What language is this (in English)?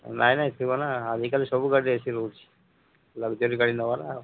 Odia